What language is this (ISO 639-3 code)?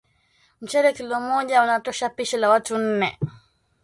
swa